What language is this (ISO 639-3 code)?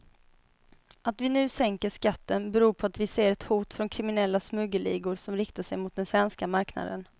swe